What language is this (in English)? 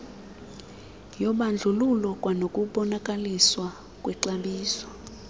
Xhosa